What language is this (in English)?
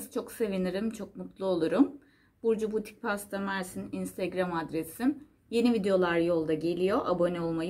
Turkish